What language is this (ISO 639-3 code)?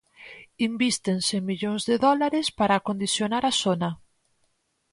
glg